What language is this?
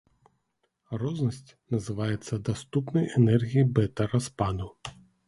Belarusian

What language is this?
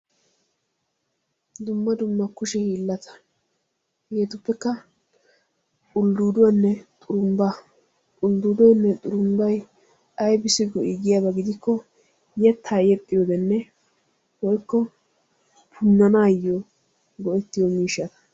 Wolaytta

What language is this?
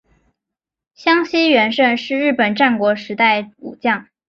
Chinese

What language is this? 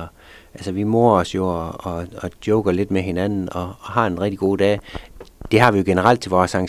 Danish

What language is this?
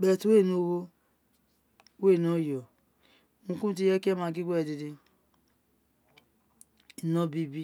Isekiri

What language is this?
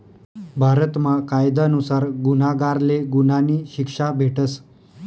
Marathi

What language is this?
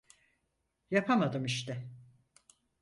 Turkish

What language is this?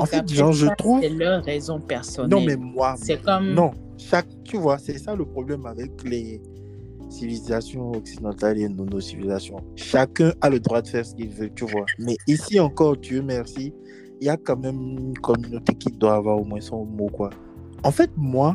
French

